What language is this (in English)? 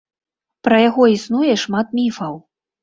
Belarusian